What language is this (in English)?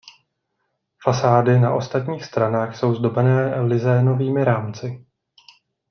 Czech